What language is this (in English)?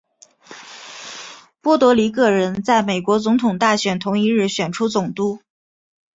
Chinese